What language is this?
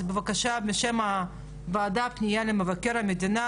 Hebrew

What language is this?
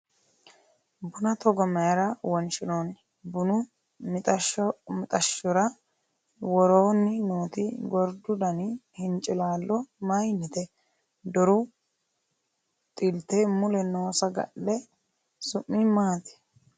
Sidamo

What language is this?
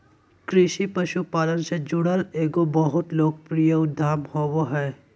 Magahi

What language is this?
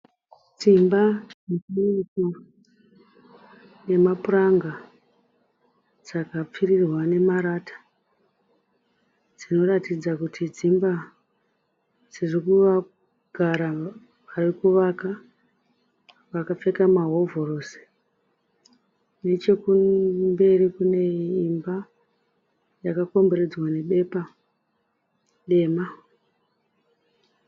Shona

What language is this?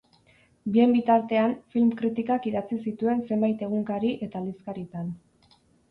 Basque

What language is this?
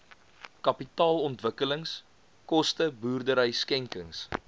Afrikaans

